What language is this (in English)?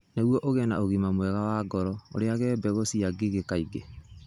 Kikuyu